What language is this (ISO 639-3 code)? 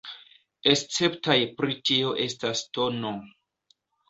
epo